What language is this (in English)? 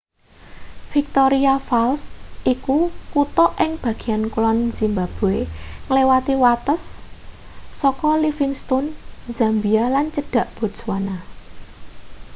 Javanese